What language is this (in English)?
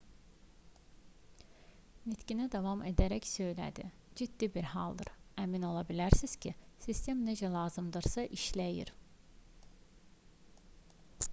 Azerbaijani